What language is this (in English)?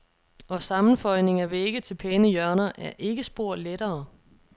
Danish